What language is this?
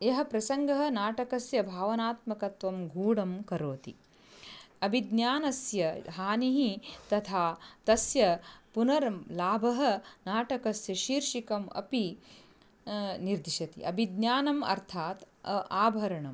Sanskrit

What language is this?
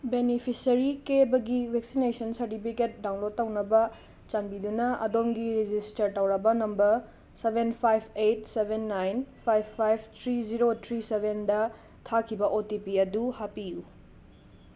Manipuri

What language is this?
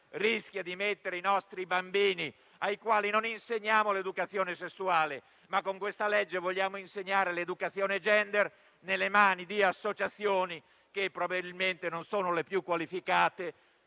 Italian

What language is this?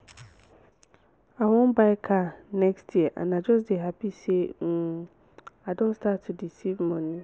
Nigerian Pidgin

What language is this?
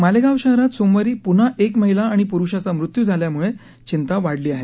Marathi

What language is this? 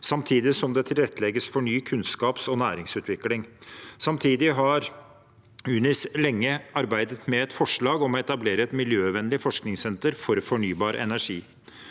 Norwegian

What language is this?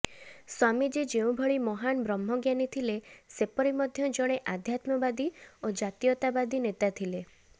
Odia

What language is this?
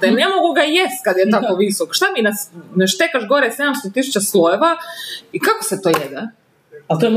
Croatian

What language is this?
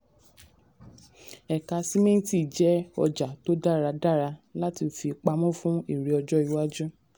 Yoruba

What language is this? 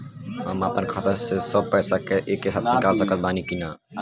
Bhojpuri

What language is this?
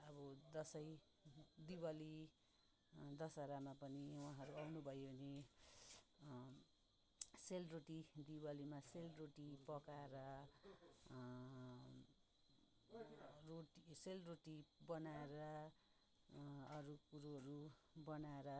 Nepali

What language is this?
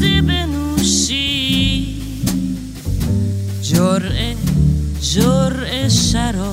Persian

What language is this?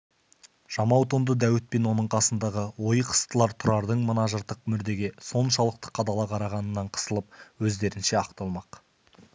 Kazakh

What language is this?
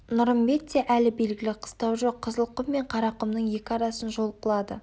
Kazakh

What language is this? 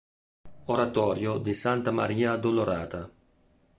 Italian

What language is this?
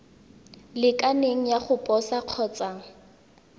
Tswana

